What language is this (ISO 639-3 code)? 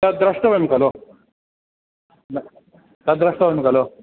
san